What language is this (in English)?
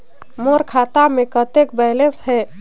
Chhattisgarhi